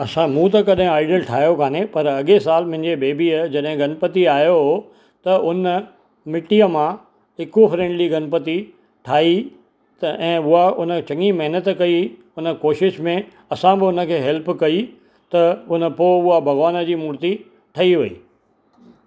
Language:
Sindhi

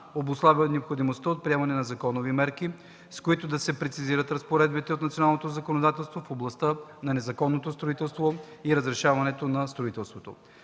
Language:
Bulgarian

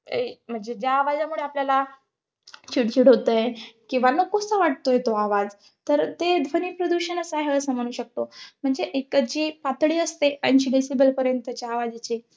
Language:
Marathi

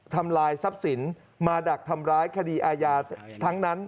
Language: Thai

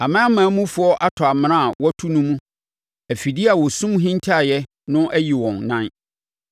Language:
Akan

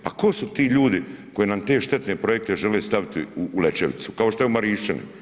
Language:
Croatian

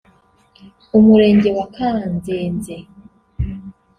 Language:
Kinyarwanda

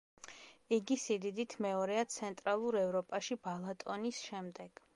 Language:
Georgian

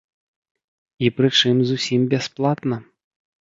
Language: Belarusian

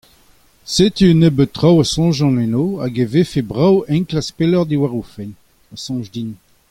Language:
Breton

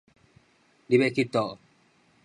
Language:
Min Nan Chinese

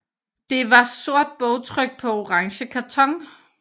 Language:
Danish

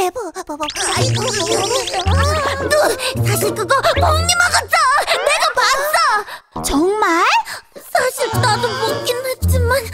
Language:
Korean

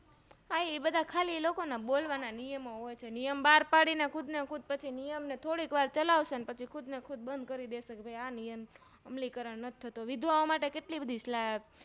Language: Gujarati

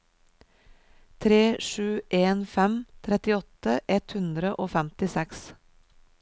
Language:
Norwegian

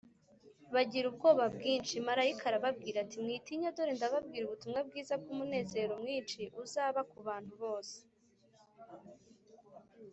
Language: Kinyarwanda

